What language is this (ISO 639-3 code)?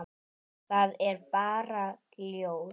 isl